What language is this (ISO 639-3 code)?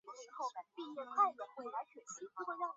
zho